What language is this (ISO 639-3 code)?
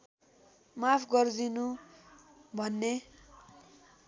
nep